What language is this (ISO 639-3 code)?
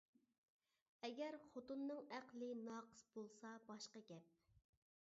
uig